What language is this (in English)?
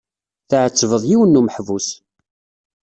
Kabyle